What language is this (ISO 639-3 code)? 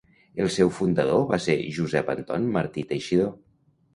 cat